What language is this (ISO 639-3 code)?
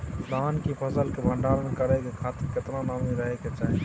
mai